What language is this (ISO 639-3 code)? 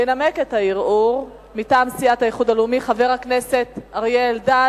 heb